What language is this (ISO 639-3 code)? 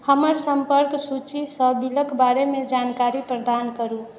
mai